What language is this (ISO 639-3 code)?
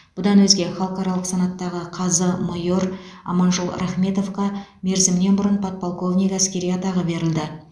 kaz